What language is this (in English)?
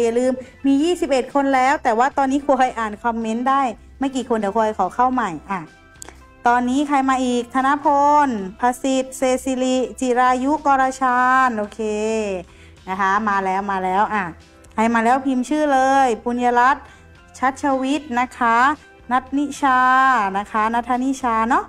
Thai